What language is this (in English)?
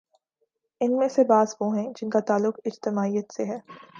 Urdu